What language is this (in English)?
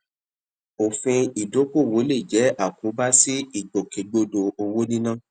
Yoruba